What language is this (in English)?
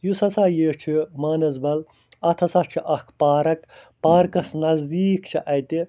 Kashmiri